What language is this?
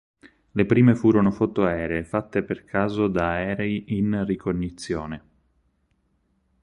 Italian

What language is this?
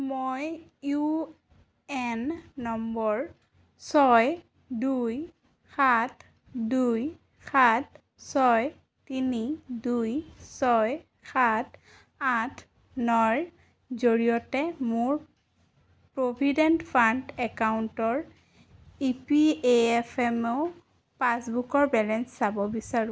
Assamese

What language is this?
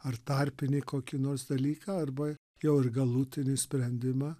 Lithuanian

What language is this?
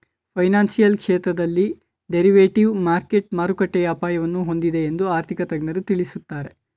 Kannada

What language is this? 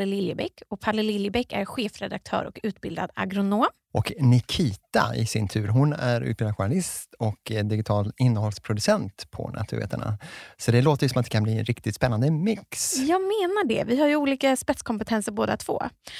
Swedish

